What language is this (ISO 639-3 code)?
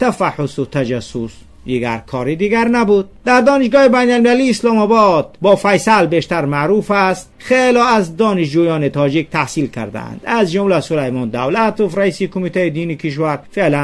fas